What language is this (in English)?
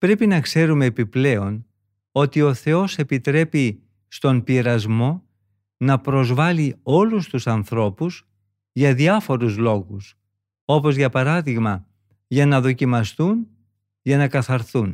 Greek